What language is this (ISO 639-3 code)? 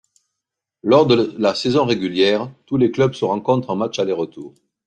fra